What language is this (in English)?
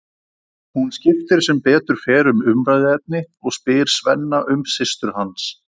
Icelandic